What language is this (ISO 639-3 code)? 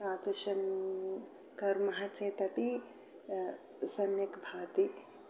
san